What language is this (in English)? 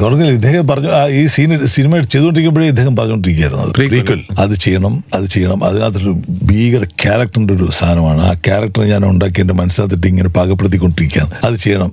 Malayalam